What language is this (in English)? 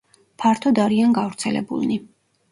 Georgian